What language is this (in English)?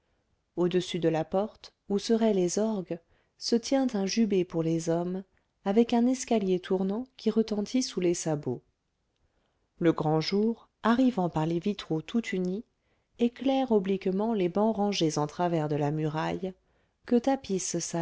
French